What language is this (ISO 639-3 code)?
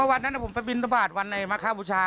tha